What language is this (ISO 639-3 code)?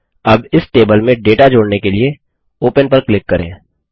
hin